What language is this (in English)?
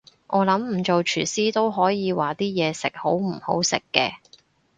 Cantonese